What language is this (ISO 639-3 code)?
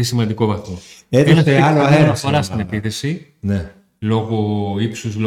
ell